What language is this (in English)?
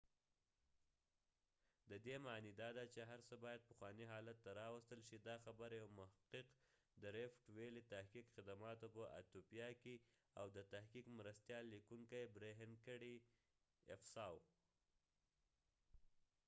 Pashto